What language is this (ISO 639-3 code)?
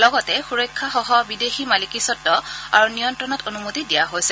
asm